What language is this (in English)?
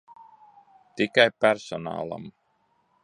Latvian